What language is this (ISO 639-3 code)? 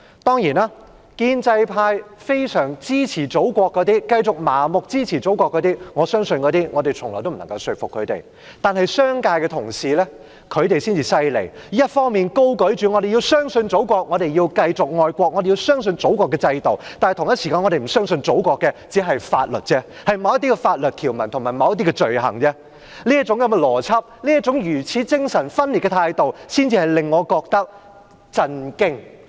yue